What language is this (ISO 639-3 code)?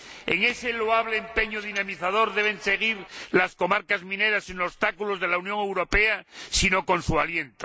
spa